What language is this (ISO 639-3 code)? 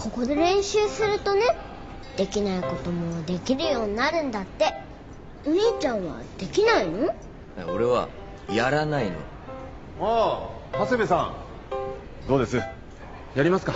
jpn